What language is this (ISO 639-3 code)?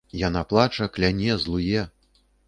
bel